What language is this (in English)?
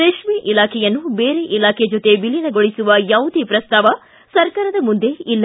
Kannada